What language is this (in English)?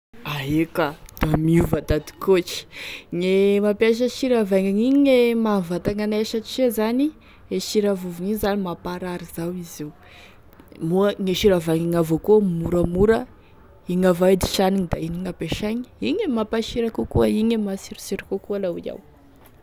Tesaka Malagasy